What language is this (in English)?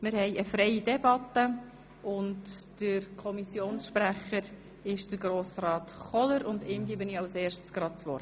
Swiss German